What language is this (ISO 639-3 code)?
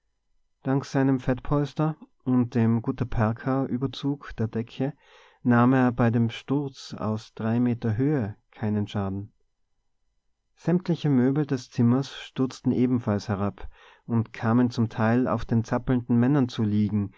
deu